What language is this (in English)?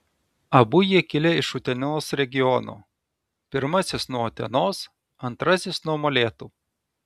Lithuanian